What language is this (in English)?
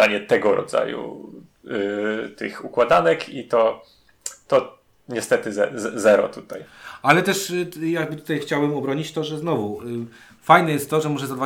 Polish